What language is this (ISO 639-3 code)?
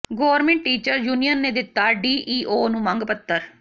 pan